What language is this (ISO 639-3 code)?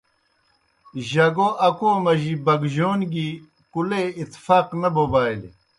plk